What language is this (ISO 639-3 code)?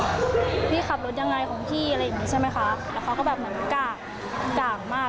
tha